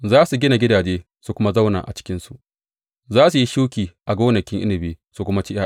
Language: Hausa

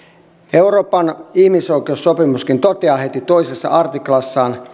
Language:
Finnish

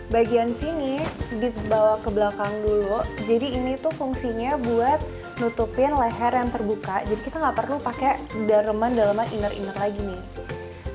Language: Indonesian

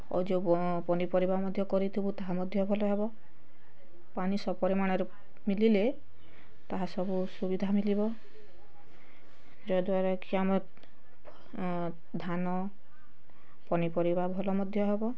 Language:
Odia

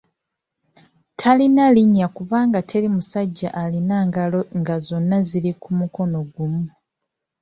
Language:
Ganda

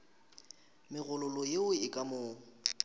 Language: Northern Sotho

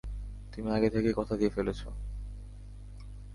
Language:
Bangla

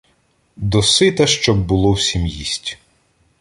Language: Ukrainian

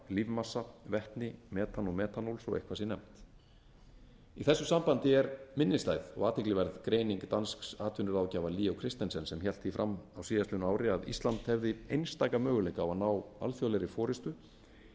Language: Icelandic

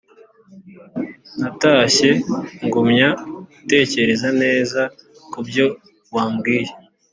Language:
Kinyarwanda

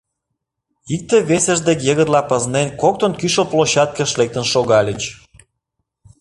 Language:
Mari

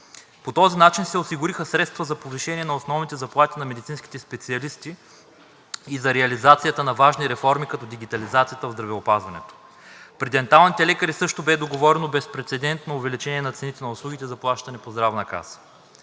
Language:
Bulgarian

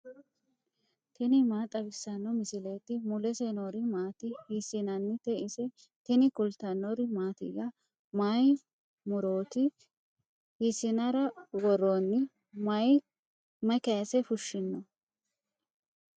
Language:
Sidamo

